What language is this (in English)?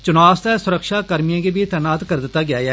Dogri